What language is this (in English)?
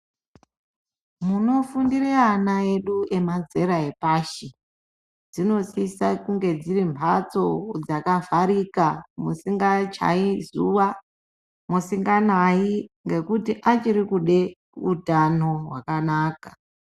Ndau